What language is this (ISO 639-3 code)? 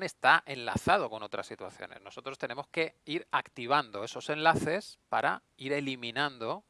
spa